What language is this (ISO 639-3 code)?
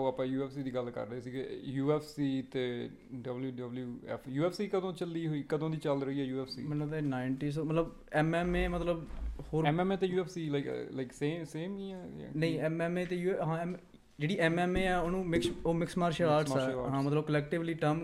pan